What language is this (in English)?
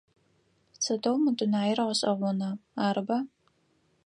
Adyghe